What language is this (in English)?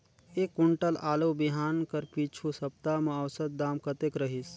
Chhattisgarhi